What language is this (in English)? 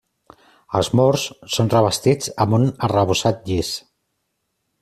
Catalan